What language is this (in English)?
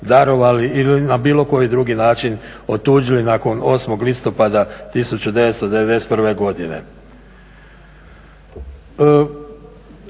Croatian